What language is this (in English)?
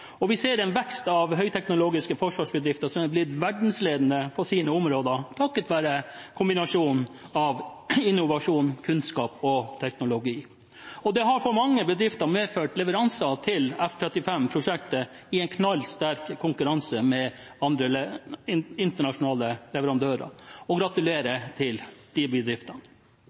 Norwegian Bokmål